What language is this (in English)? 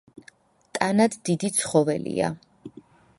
Georgian